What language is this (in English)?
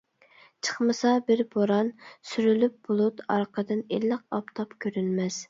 Uyghur